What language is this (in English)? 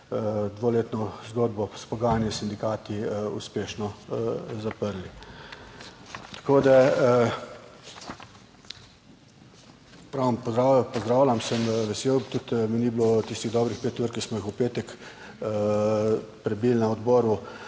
Slovenian